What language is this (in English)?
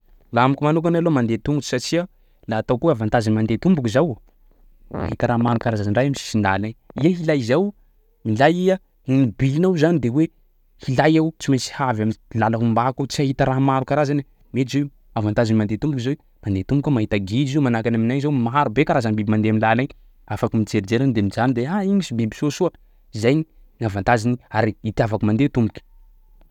Sakalava Malagasy